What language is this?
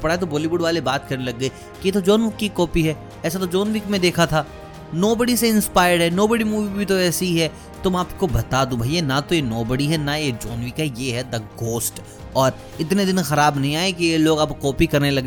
Hindi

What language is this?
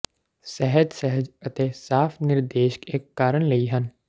Punjabi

